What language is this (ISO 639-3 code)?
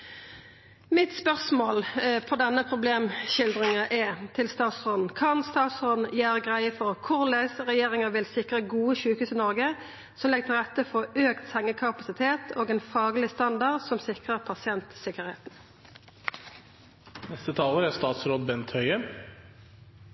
nno